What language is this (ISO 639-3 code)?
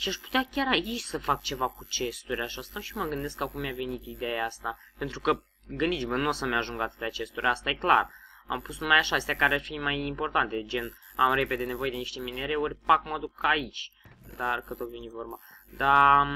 ron